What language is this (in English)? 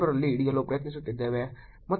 Kannada